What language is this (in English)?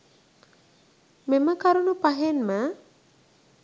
Sinhala